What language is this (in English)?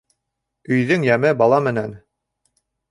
Bashkir